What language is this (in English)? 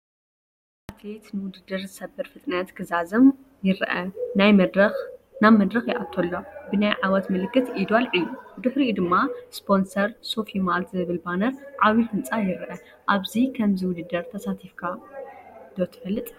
Tigrinya